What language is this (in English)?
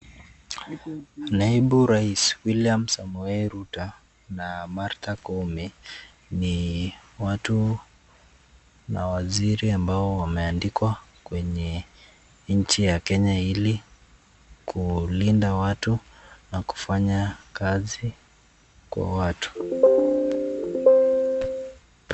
Swahili